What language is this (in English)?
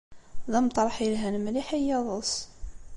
Kabyle